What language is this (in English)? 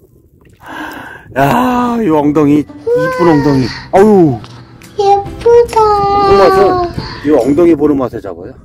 Korean